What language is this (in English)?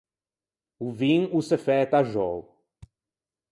Ligurian